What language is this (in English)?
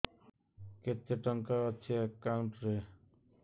Odia